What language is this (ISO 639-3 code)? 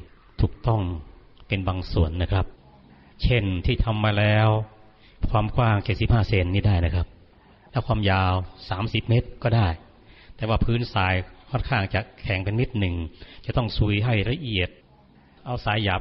tha